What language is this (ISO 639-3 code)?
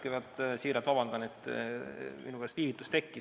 est